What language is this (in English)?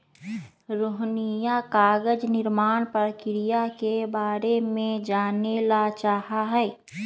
Magahi